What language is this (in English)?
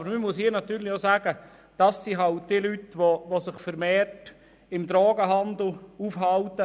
Swiss German